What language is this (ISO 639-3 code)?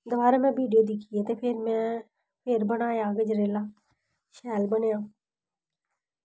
doi